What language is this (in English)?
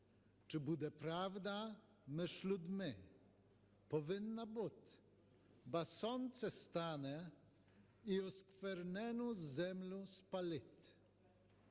Ukrainian